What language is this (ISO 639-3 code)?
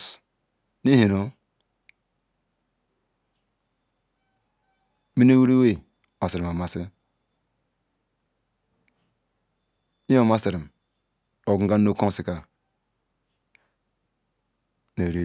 ikw